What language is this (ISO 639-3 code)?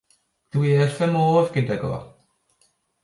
cym